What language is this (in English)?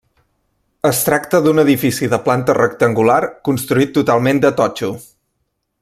Catalan